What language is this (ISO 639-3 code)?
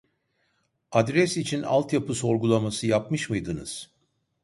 tur